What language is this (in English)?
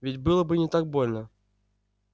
Russian